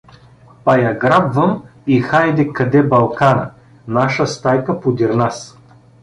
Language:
Bulgarian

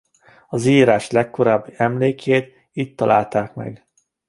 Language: Hungarian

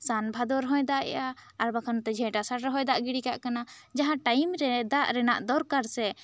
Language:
Santali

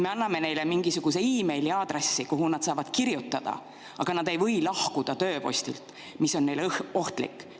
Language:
Estonian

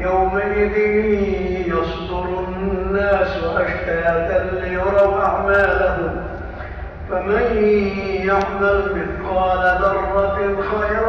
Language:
Arabic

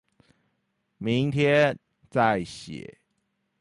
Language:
Chinese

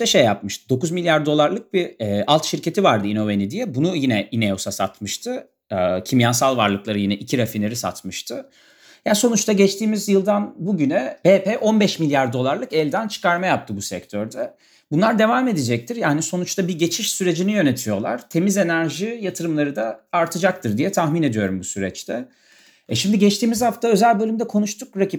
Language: Turkish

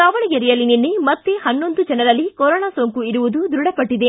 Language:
Kannada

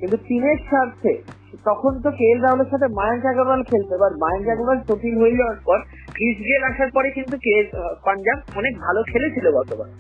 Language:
Bangla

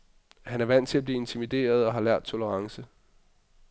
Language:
Danish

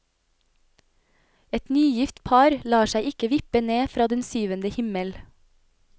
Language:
Norwegian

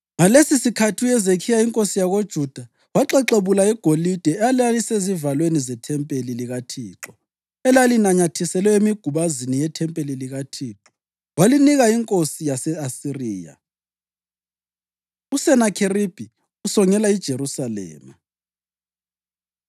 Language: North Ndebele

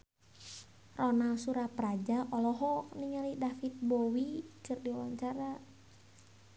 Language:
Sundanese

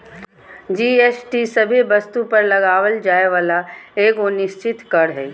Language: Magahi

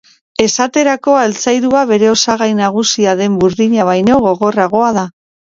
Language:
Basque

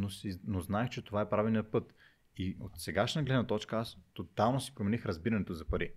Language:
Bulgarian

